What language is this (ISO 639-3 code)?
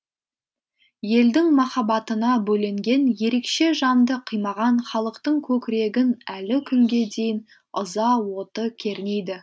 kaz